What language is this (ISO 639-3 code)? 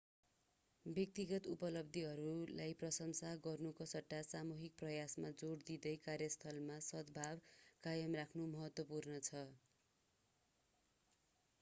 nep